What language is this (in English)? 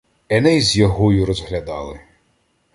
Ukrainian